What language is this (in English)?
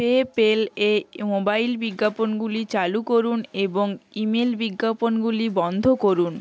Bangla